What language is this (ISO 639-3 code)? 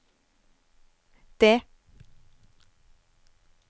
nor